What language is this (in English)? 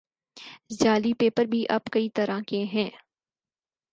Urdu